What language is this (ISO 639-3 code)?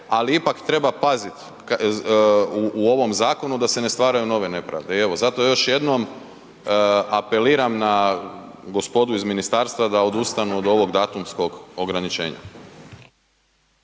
hrv